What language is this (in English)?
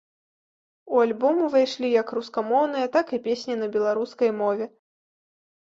Belarusian